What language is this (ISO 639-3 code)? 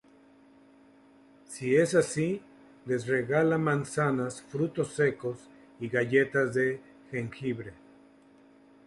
spa